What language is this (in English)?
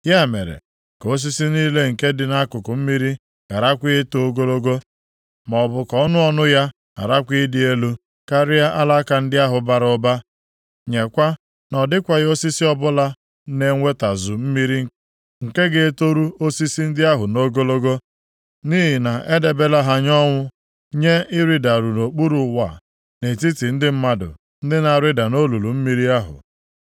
Igbo